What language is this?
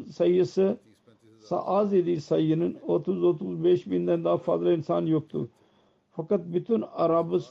Turkish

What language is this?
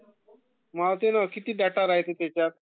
Marathi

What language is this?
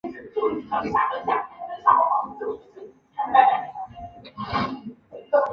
Chinese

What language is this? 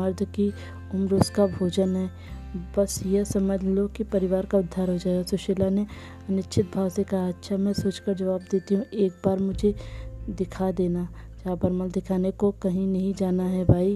Hindi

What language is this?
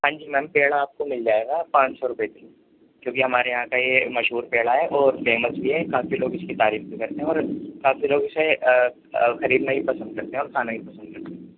Urdu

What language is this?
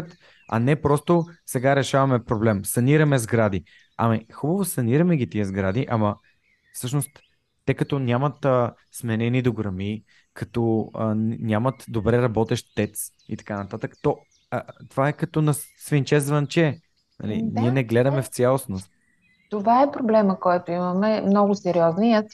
Bulgarian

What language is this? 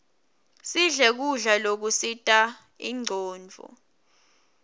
Swati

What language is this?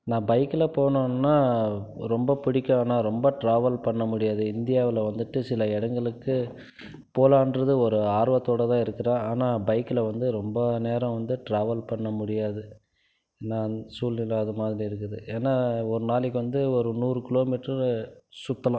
Tamil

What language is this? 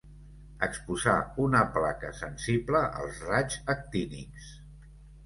Catalan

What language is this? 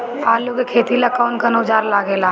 Bhojpuri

